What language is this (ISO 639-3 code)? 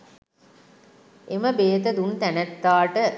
sin